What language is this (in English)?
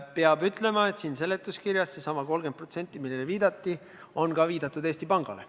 Estonian